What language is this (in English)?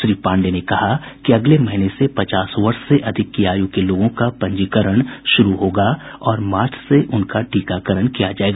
Hindi